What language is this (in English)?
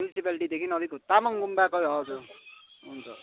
Nepali